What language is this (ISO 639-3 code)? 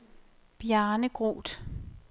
dan